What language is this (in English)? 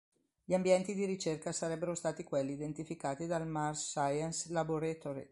Italian